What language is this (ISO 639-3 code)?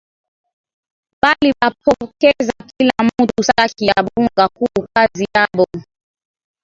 swa